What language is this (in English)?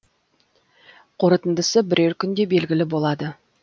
Kazakh